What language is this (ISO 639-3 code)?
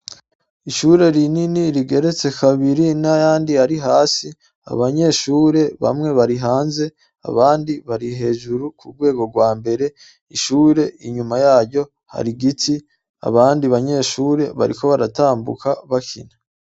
run